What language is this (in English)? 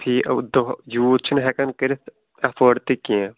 Kashmiri